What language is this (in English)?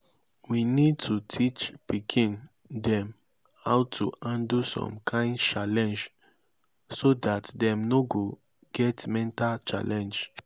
Nigerian Pidgin